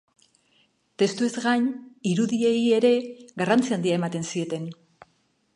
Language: Basque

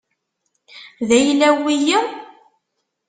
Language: Kabyle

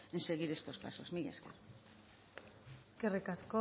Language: Basque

